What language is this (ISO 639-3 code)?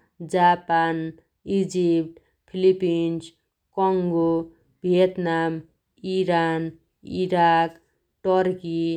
dty